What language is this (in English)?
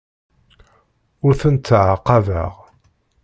Kabyle